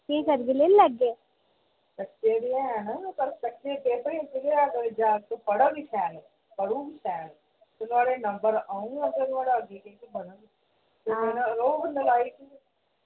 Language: Dogri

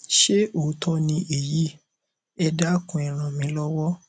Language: Yoruba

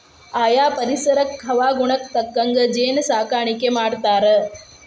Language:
Kannada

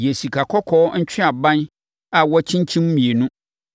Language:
Akan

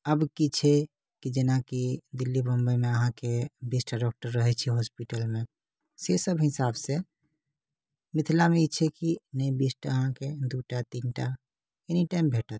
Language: Maithili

